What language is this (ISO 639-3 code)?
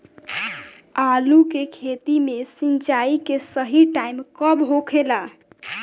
bho